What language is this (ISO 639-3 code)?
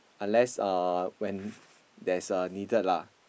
eng